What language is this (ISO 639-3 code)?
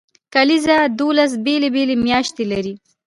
pus